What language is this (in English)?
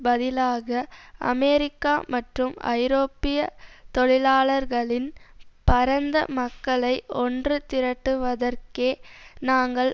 Tamil